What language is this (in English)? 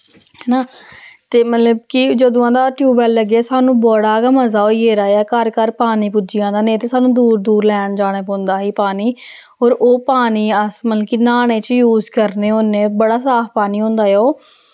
Dogri